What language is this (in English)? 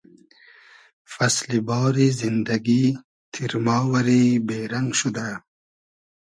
Hazaragi